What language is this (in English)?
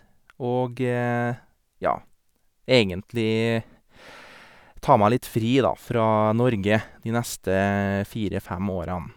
Norwegian